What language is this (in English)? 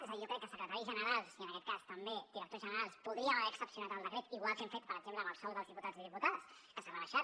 Catalan